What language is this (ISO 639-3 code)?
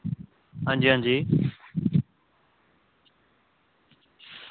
doi